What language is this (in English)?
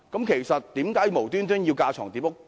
Cantonese